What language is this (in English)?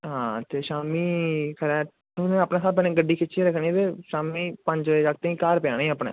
Dogri